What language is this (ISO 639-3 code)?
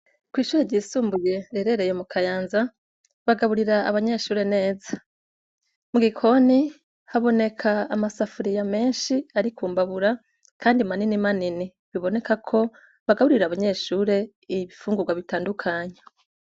run